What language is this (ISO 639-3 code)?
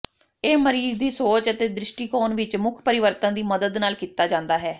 pan